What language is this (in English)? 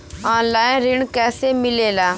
Bhojpuri